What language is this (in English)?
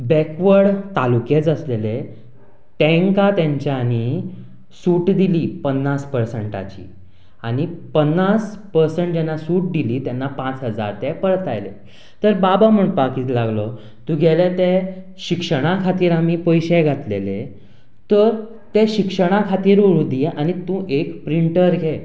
Konkani